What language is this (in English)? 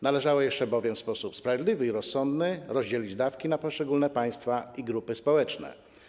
Polish